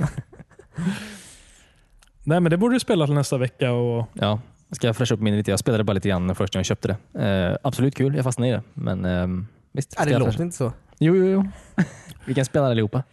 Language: Swedish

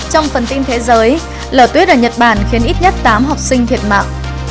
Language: Vietnamese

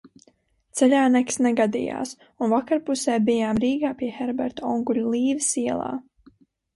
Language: Latvian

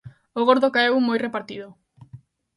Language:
Galician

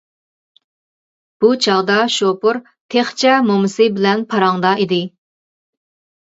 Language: Uyghur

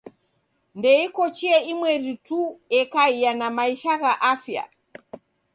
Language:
Taita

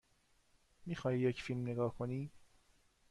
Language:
Persian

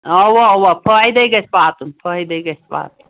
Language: Kashmiri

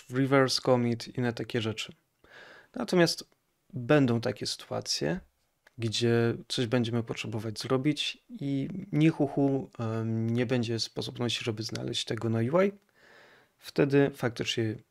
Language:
Polish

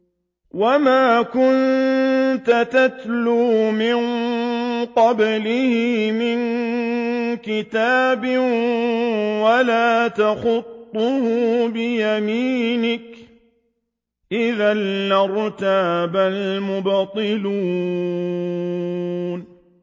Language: Arabic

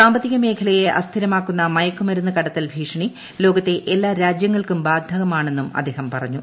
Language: Malayalam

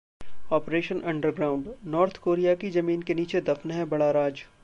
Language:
Hindi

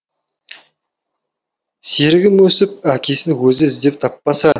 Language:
Kazakh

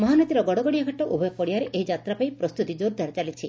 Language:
Odia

